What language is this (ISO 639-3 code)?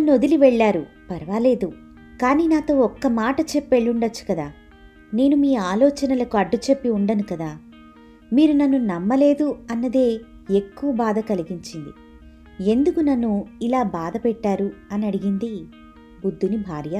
tel